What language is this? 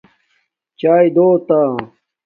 Domaaki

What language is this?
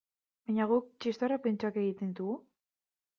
Basque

